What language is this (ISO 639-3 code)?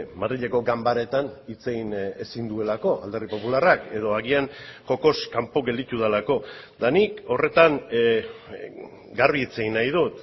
eus